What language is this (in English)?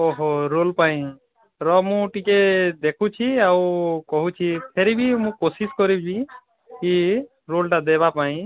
Odia